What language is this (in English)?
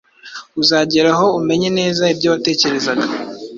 Kinyarwanda